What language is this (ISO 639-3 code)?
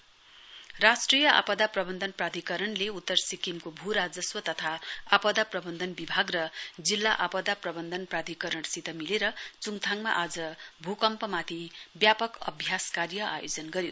nep